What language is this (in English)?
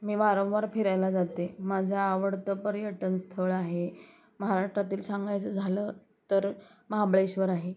Marathi